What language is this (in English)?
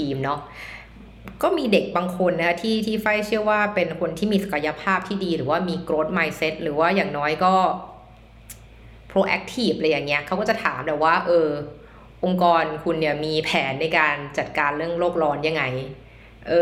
Thai